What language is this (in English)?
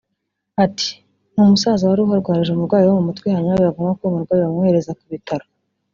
Kinyarwanda